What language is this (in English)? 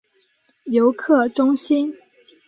Chinese